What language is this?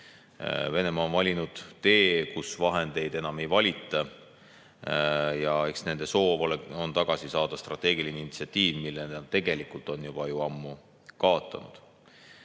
Estonian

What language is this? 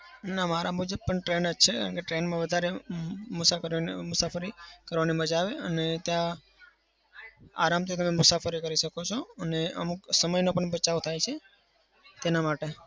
Gujarati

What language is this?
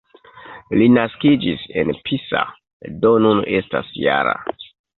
Esperanto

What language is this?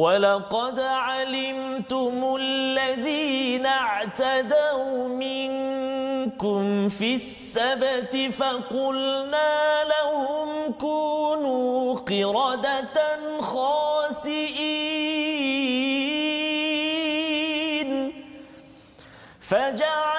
Malay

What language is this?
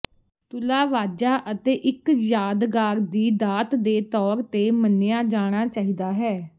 Punjabi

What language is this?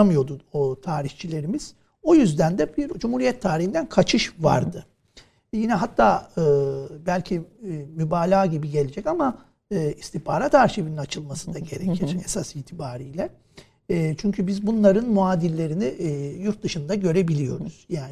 Turkish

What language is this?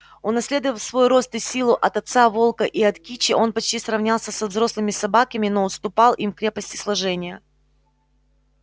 Russian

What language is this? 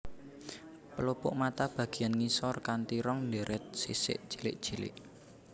Javanese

